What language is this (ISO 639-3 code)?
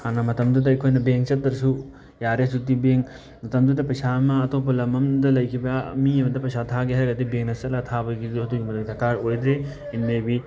mni